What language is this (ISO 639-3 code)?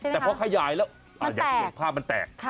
tha